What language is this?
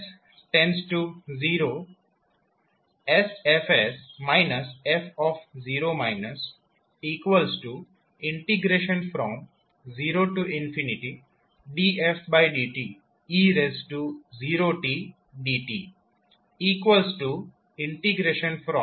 Gujarati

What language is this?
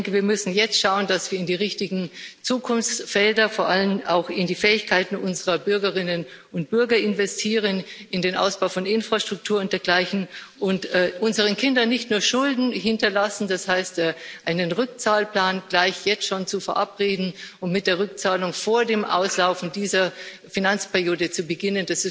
German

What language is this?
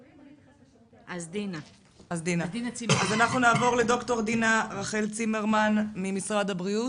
Hebrew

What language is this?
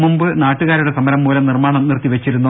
Malayalam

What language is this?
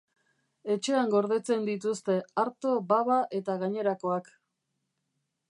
Basque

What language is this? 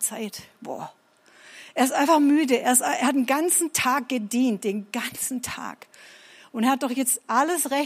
German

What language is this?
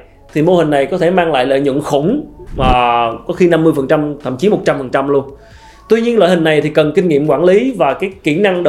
Vietnamese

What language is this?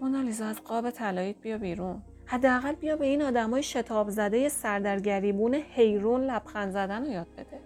Persian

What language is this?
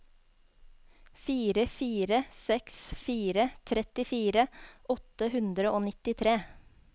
Norwegian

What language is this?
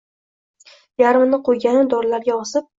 Uzbek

